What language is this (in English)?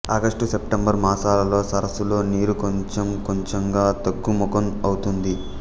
Telugu